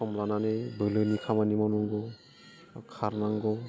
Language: Bodo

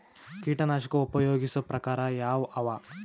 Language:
Kannada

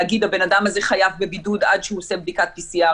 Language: Hebrew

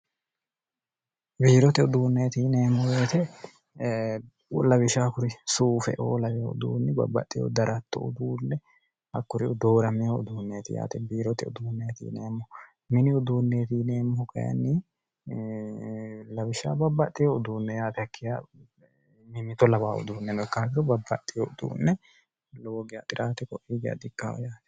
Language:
Sidamo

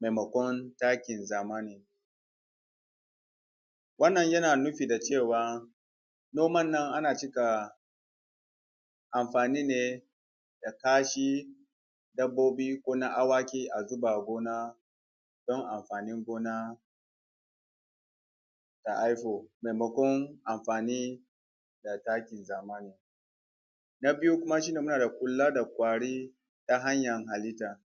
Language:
Hausa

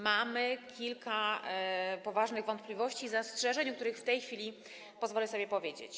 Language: Polish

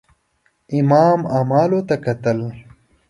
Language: Pashto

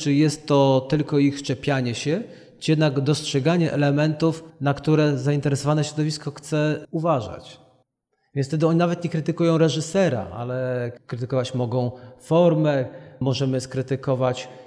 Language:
Polish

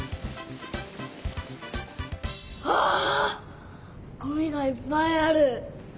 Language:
Japanese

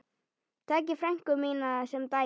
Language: Icelandic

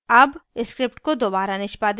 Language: Hindi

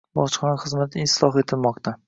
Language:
Uzbek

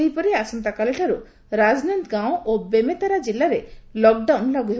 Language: Odia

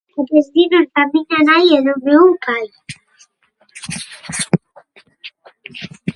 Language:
Galician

